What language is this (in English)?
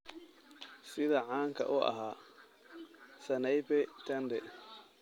Somali